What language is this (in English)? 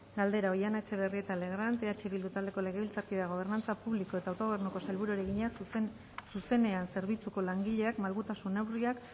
Basque